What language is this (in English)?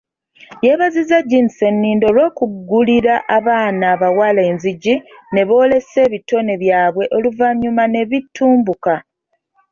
Ganda